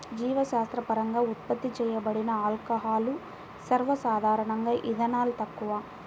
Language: Telugu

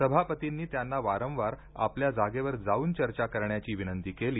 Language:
Marathi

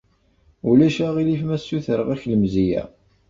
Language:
Kabyle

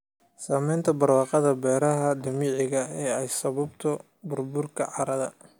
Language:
Somali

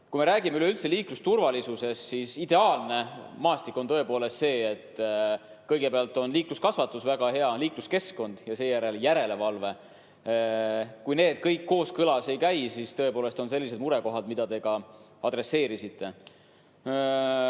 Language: Estonian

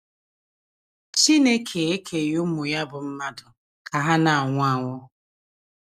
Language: Igbo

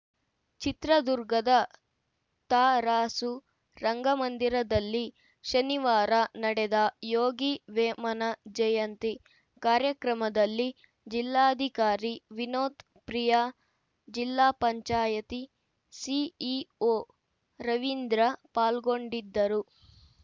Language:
Kannada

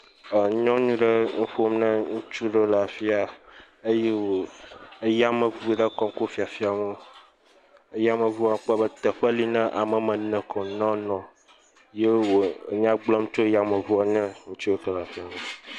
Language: Ewe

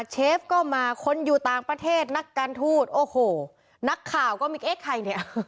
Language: Thai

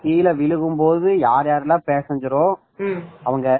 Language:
Tamil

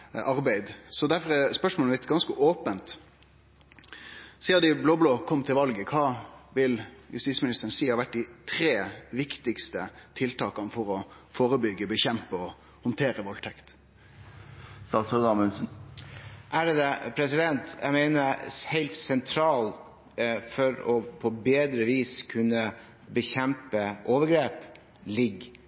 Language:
Norwegian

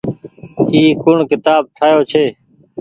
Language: Goaria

